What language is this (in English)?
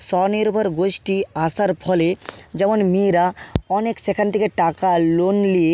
Bangla